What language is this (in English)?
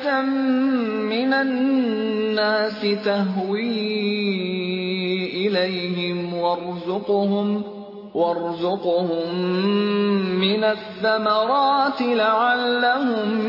Urdu